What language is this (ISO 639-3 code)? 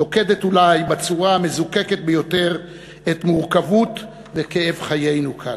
heb